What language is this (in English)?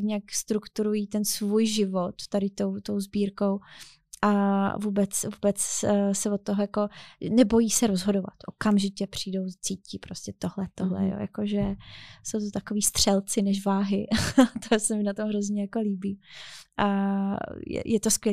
Czech